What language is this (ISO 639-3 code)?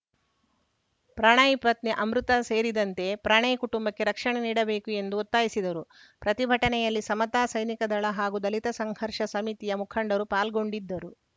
kan